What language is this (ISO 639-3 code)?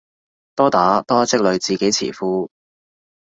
yue